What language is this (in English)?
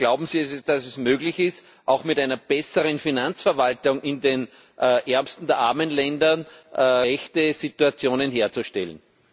German